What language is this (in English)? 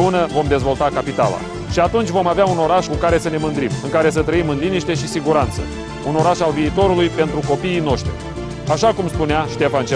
Romanian